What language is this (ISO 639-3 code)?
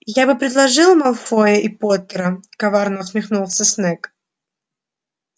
rus